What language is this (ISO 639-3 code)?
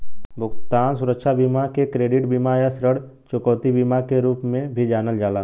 bho